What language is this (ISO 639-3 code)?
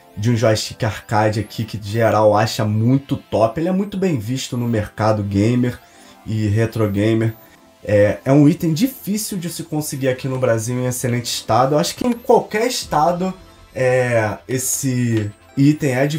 por